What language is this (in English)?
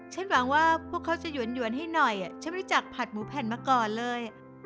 Thai